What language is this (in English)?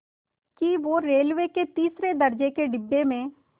Hindi